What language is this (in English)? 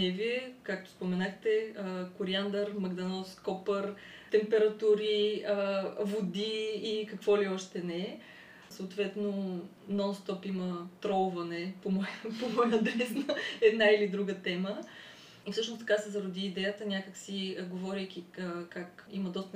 Bulgarian